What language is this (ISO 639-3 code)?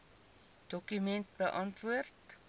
afr